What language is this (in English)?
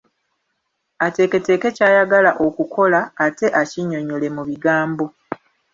Ganda